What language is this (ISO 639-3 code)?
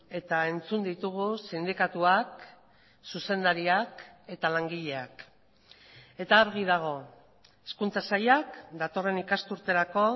eus